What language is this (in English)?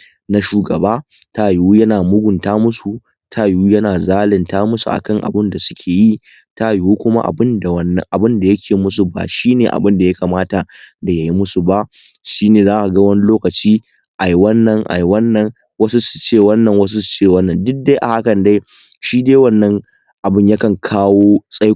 Hausa